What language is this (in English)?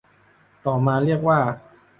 Thai